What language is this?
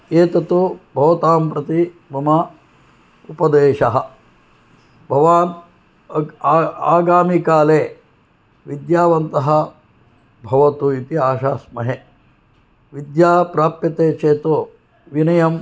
Sanskrit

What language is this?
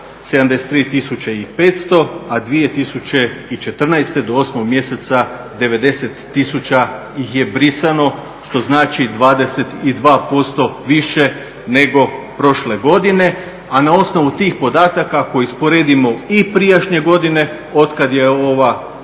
Croatian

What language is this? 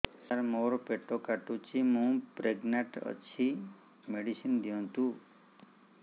Odia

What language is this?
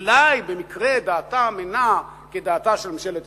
Hebrew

